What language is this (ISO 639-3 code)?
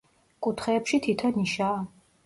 kat